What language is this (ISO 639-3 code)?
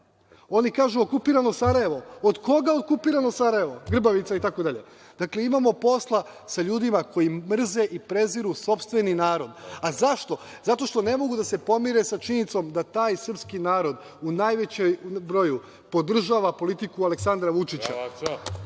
srp